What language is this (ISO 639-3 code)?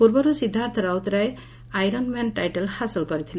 ori